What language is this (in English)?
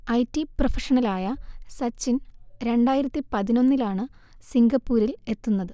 Malayalam